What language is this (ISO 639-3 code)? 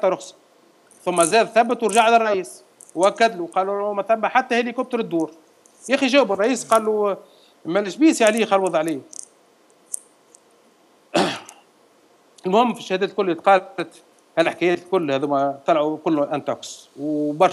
ara